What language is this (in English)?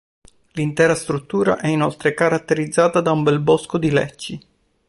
Italian